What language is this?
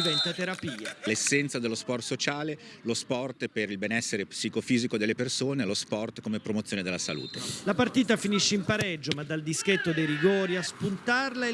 Italian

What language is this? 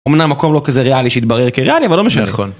Hebrew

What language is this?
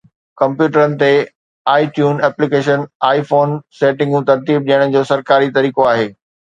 Sindhi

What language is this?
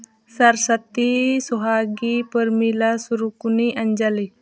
Santali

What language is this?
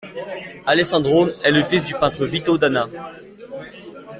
French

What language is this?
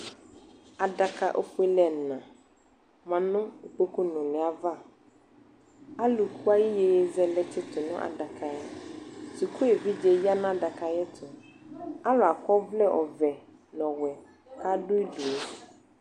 Ikposo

